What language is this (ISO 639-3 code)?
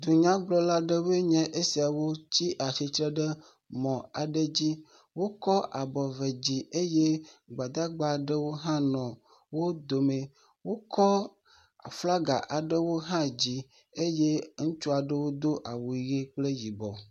ewe